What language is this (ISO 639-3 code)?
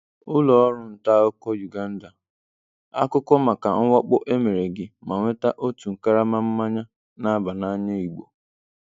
ibo